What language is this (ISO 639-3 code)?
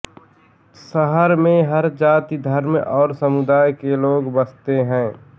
hin